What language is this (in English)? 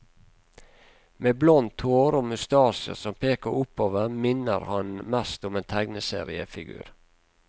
Norwegian